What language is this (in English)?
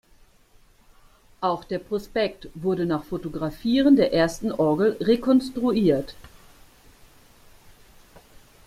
German